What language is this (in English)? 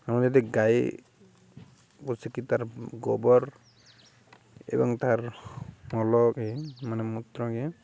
Odia